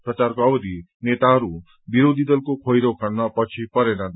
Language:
Nepali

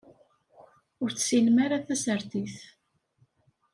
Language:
Kabyle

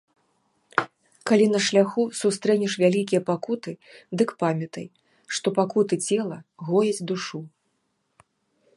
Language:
Belarusian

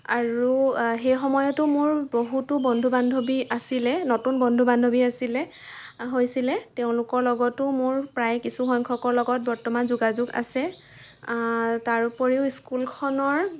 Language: Assamese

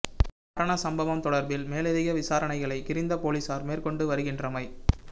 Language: Tamil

